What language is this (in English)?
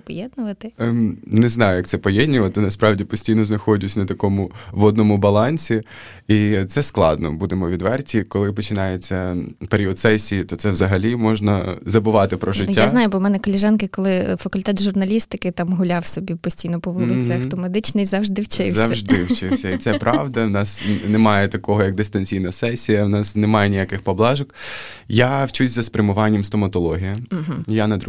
Ukrainian